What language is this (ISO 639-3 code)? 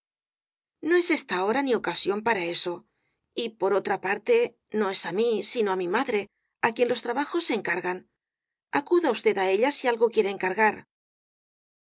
spa